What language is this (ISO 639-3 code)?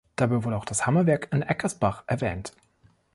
deu